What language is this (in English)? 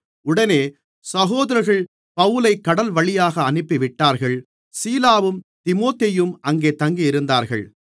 Tamil